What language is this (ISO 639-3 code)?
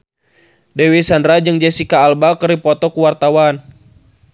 sun